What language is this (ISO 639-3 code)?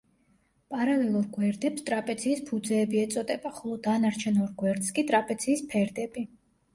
kat